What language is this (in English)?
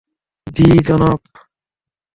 Bangla